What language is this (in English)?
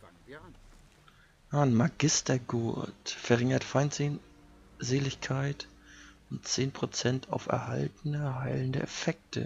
German